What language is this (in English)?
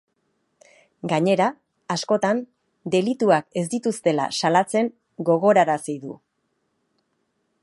Basque